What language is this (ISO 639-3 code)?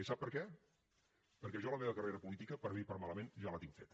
cat